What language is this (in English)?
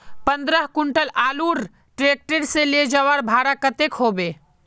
Magahi